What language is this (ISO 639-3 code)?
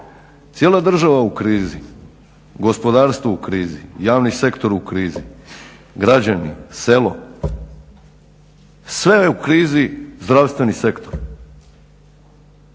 hrv